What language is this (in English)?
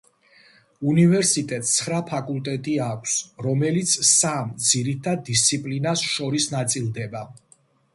Georgian